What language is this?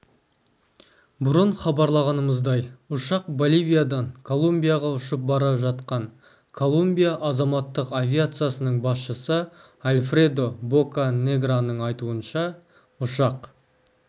Kazakh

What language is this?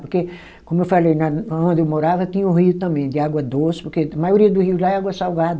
Portuguese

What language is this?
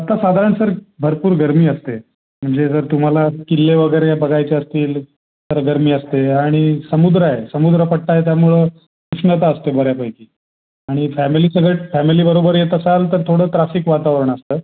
Marathi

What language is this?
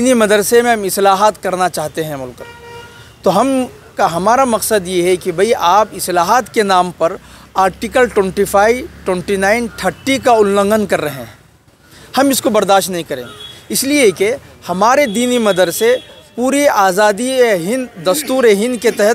Hindi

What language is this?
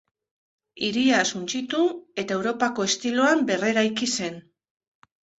Basque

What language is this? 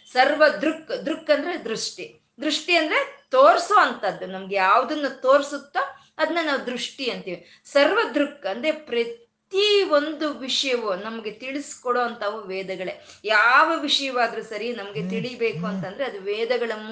Kannada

